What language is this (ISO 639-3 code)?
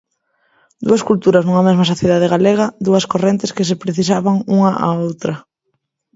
glg